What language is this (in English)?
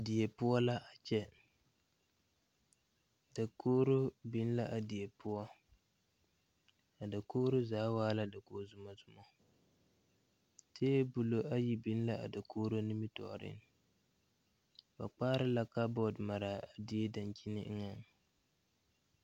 Southern Dagaare